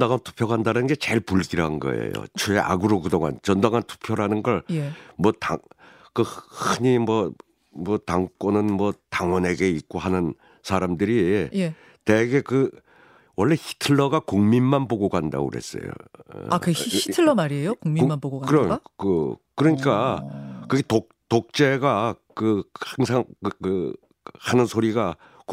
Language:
Korean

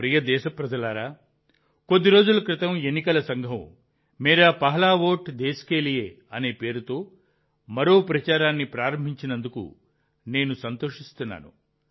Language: Telugu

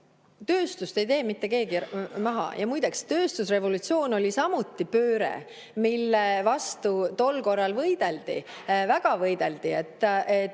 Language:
Estonian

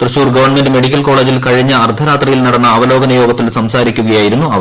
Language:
Malayalam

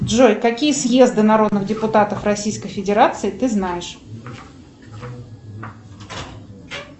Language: Russian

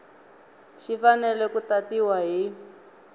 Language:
Tsonga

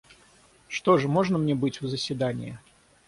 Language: Russian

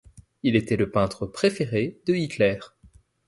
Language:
French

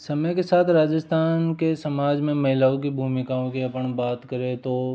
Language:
Hindi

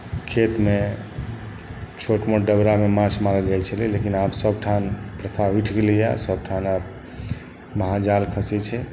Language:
Maithili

